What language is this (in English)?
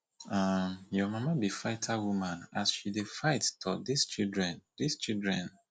Nigerian Pidgin